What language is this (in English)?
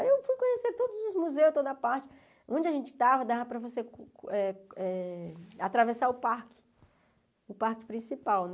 Portuguese